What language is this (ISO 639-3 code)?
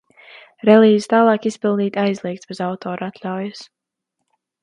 lav